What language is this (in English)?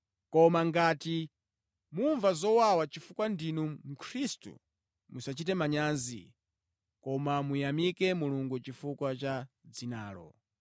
Nyanja